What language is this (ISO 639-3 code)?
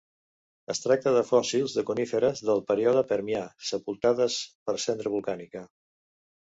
cat